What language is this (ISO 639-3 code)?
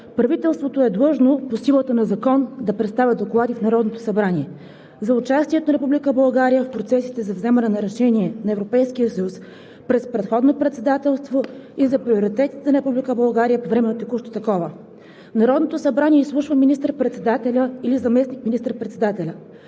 bul